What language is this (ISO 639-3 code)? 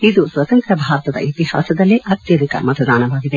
kan